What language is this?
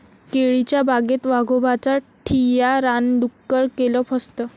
Marathi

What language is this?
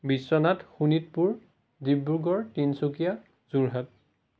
Assamese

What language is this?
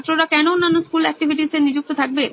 Bangla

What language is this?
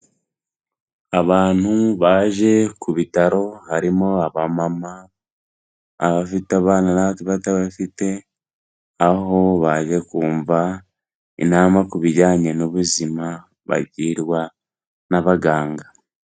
Kinyarwanda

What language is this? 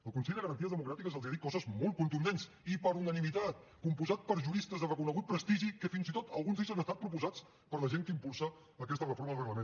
Catalan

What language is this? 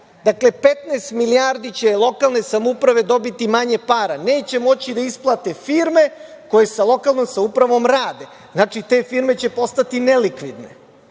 Serbian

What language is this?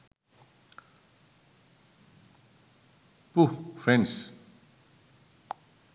Sinhala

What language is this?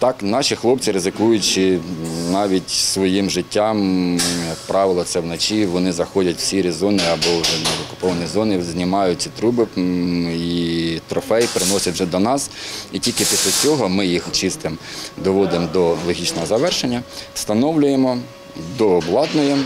Ukrainian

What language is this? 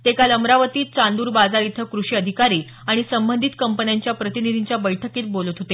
Marathi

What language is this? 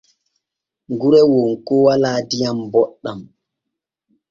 Borgu Fulfulde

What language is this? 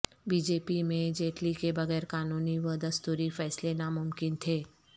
Urdu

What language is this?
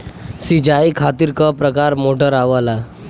Bhojpuri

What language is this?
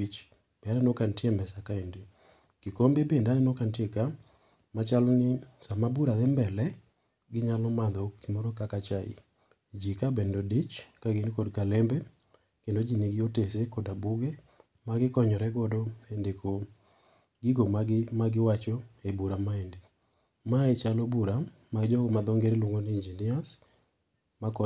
Luo (Kenya and Tanzania)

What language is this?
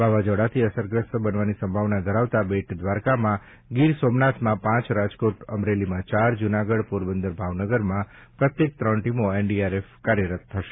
Gujarati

